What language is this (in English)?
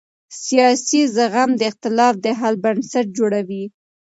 Pashto